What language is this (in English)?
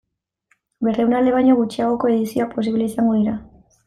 Basque